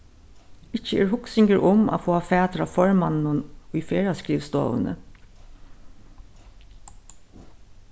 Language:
Faroese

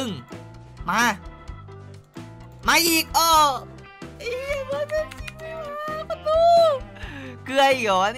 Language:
Thai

